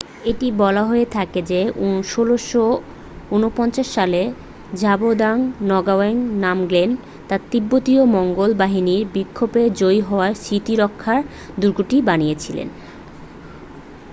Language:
Bangla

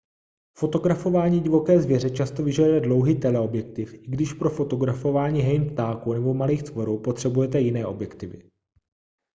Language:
Czech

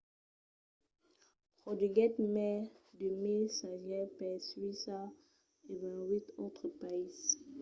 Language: Occitan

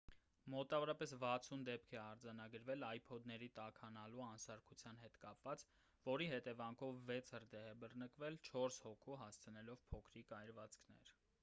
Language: Armenian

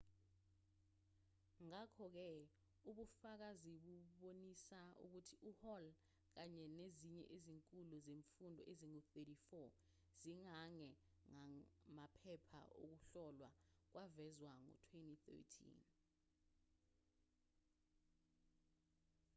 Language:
Zulu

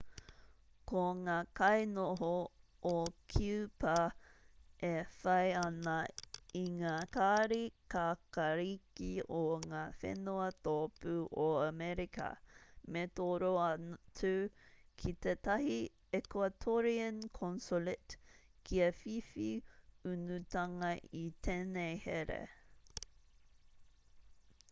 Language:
Māori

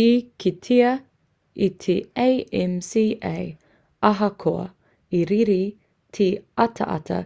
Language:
Māori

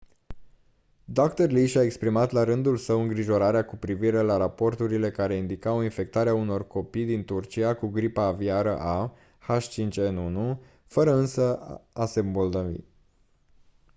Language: Romanian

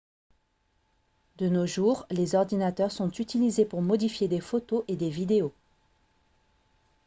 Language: French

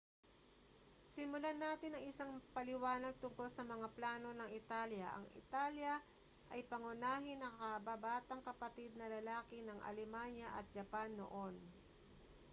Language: Filipino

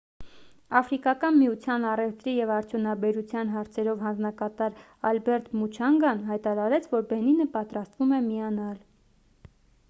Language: Armenian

